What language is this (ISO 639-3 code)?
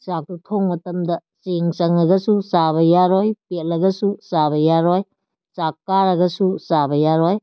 mni